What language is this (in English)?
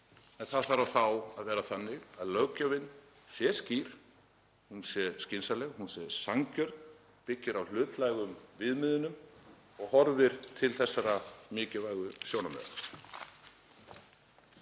Icelandic